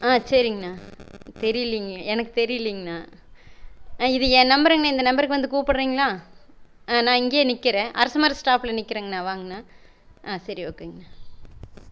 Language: Tamil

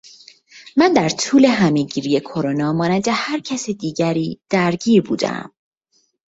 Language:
Persian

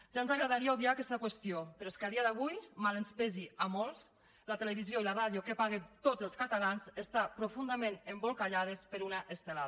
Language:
Catalan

